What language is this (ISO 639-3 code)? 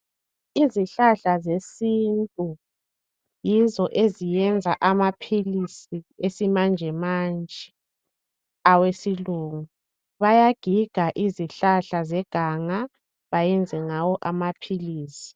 nde